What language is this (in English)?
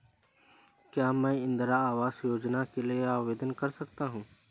Hindi